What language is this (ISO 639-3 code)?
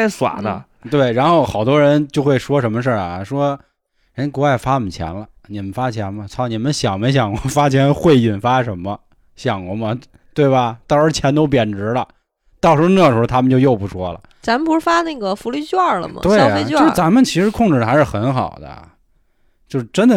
zho